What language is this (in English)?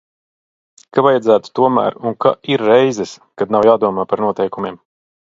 Latvian